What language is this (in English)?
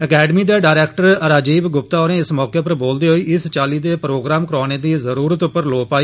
Dogri